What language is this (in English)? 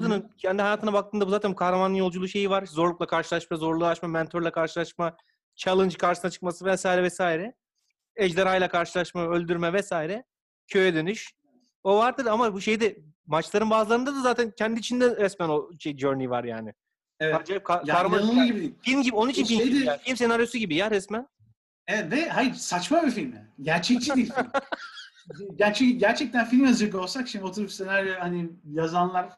Turkish